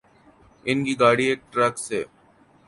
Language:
Urdu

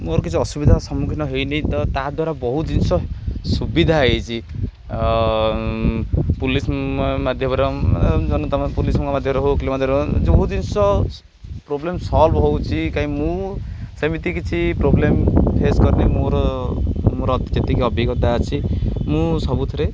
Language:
Odia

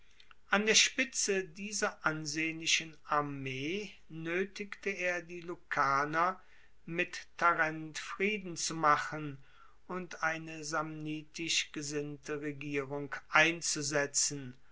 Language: German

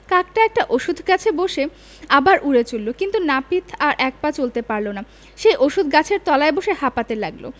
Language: Bangla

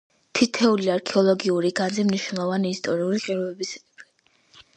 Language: Georgian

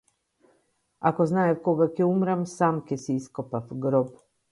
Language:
Macedonian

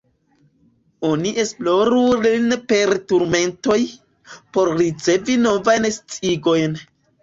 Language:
Esperanto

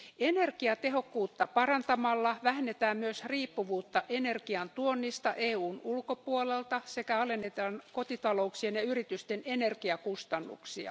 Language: Finnish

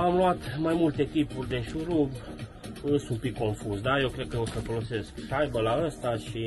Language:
Romanian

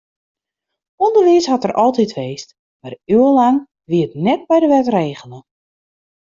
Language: Western Frisian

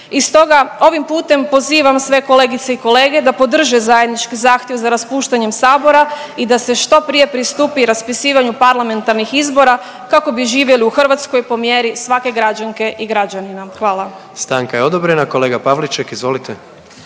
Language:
Croatian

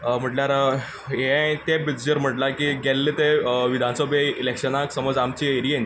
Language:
Konkani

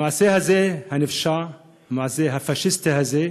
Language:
Hebrew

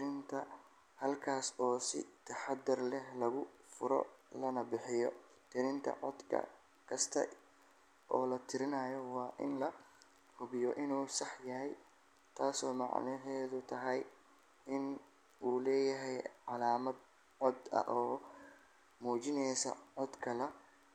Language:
Somali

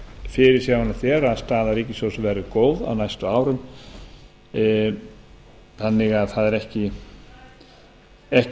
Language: Icelandic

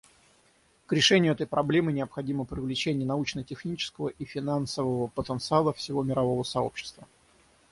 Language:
Russian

